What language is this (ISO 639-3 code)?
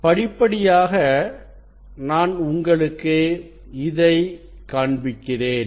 tam